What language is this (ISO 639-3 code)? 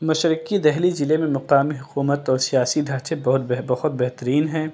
urd